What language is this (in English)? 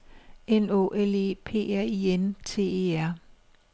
Danish